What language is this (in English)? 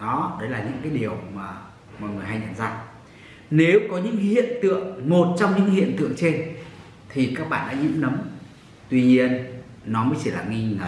Vietnamese